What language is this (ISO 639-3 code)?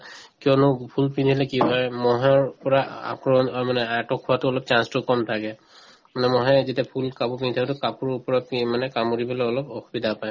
asm